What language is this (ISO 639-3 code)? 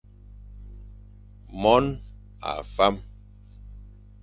fan